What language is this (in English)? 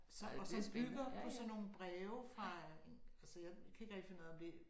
Danish